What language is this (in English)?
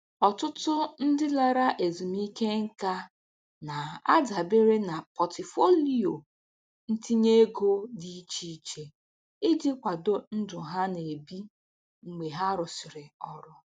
Igbo